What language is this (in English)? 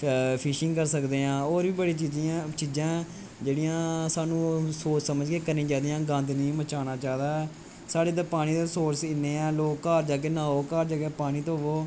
Dogri